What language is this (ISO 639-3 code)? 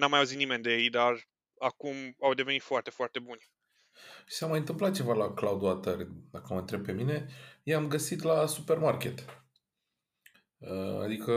ron